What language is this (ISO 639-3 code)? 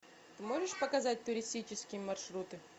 rus